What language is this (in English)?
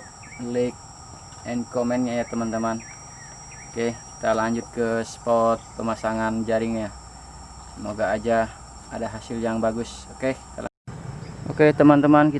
Indonesian